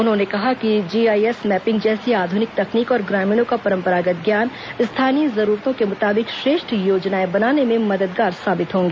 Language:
Hindi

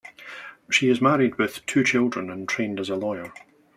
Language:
English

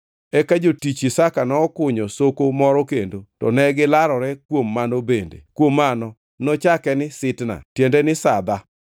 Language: Luo (Kenya and Tanzania)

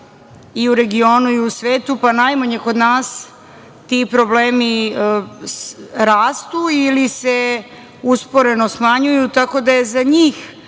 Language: Serbian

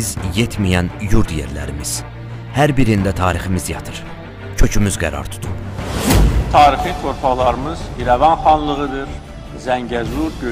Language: Turkish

